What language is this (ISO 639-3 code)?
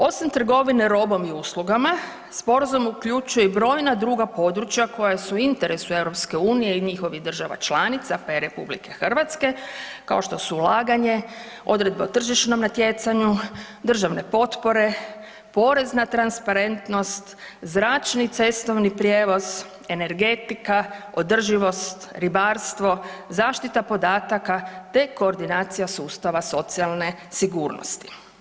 hrv